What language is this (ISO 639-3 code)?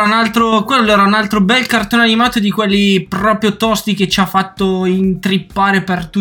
ita